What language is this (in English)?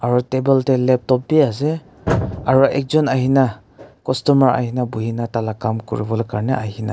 Naga Pidgin